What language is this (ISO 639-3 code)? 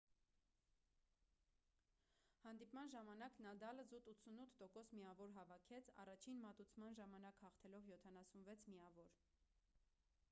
hye